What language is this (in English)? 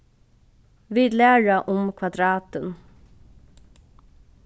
Faroese